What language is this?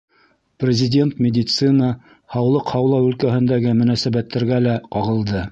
Bashkir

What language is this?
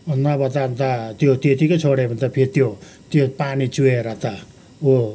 Nepali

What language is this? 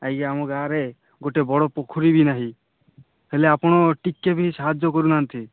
Odia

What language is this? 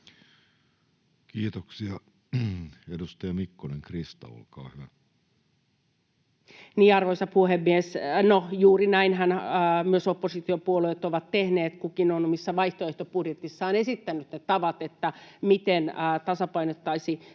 Finnish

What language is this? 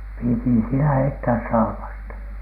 Finnish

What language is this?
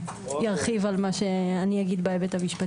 Hebrew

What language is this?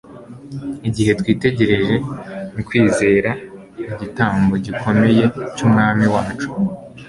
Kinyarwanda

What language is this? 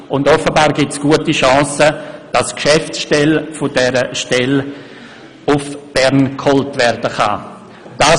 Swiss German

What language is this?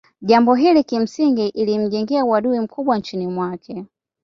Swahili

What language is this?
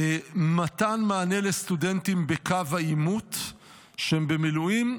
Hebrew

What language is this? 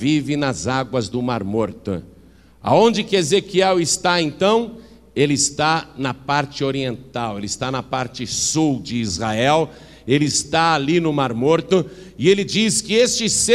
Portuguese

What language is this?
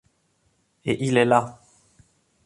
French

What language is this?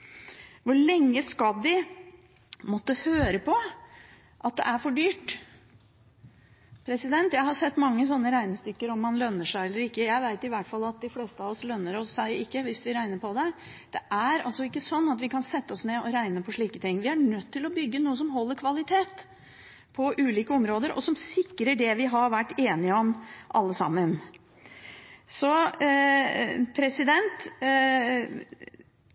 Norwegian Bokmål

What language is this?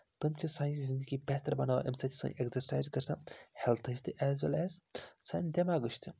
Kashmiri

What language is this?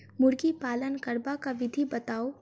Maithili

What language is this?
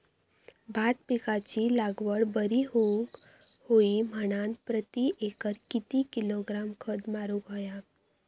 Marathi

